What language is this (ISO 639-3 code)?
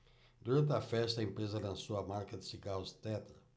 por